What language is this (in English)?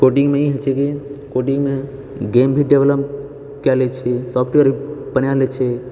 Maithili